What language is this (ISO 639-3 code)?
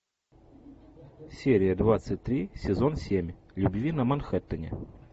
rus